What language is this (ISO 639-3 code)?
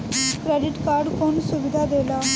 bho